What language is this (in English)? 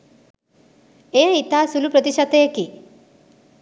Sinhala